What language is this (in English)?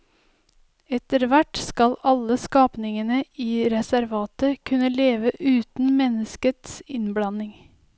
Norwegian